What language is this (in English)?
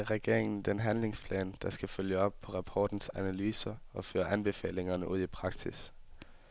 Danish